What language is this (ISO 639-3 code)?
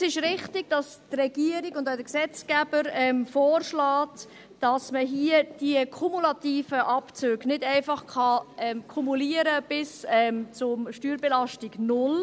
gsw